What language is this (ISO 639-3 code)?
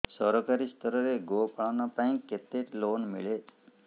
ori